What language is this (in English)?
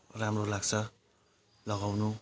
Nepali